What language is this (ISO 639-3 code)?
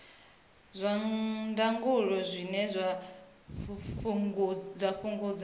ven